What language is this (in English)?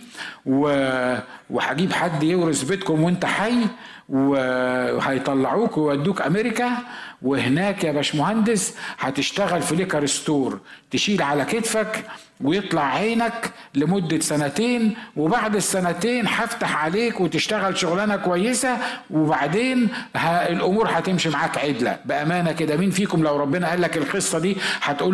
Arabic